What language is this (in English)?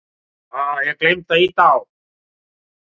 Icelandic